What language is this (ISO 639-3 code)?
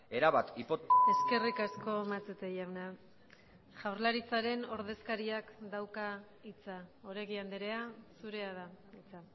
eus